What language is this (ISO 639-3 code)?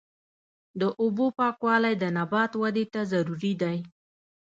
pus